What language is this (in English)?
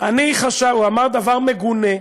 Hebrew